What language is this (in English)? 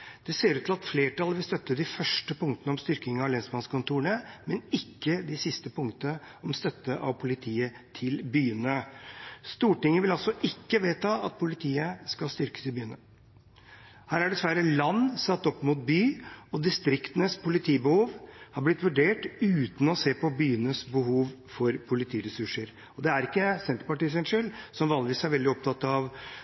Norwegian Bokmål